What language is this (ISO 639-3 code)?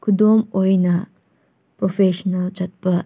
mni